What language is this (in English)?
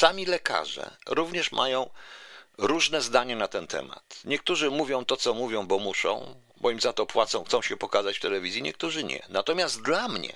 Polish